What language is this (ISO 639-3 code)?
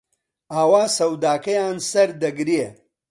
ckb